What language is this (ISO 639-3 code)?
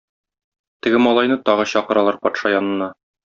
tat